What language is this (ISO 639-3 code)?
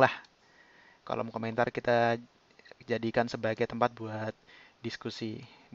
ind